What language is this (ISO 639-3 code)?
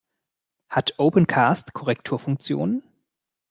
deu